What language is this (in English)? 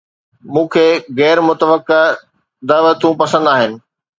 Sindhi